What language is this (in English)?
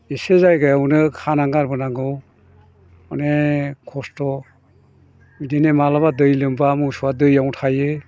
Bodo